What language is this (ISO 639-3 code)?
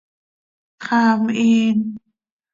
sei